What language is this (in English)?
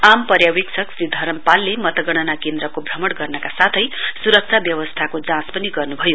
Nepali